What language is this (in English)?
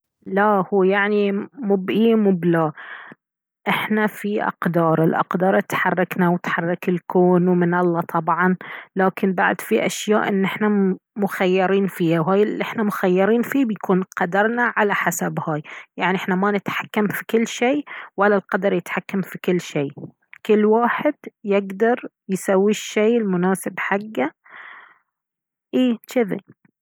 Baharna Arabic